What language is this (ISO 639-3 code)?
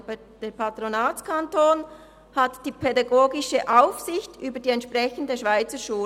gsw